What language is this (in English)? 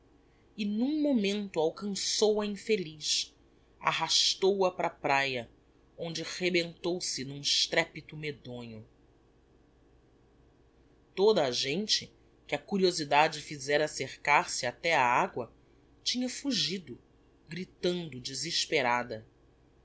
Portuguese